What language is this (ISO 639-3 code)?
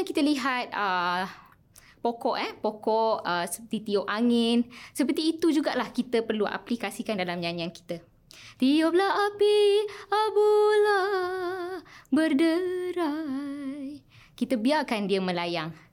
msa